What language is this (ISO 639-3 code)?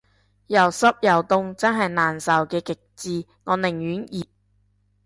yue